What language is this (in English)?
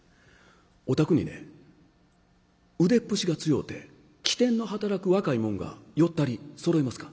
Japanese